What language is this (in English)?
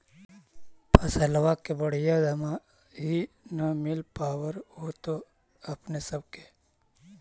Magahi